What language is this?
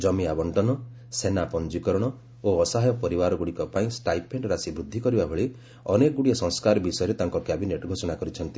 Odia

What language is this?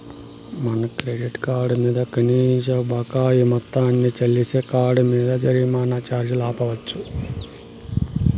Telugu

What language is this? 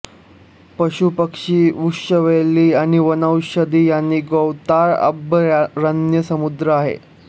Marathi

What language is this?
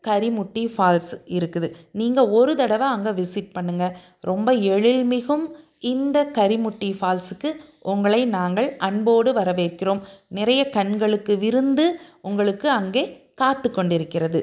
Tamil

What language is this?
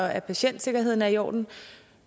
Danish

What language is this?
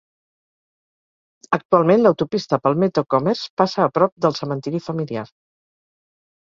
Catalan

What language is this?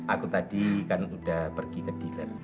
Indonesian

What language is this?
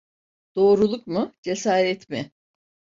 Turkish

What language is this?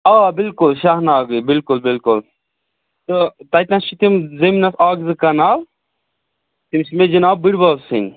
Kashmiri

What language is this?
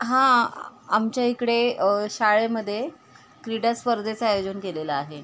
Marathi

